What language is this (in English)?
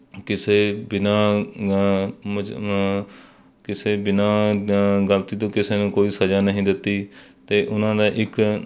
Punjabi